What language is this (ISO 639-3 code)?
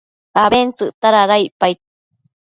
mcf